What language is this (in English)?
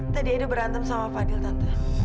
Indonesian